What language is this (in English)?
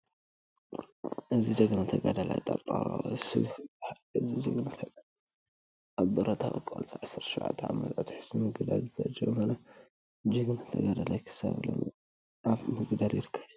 Tigrinya